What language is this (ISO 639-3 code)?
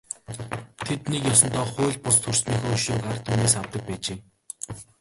mon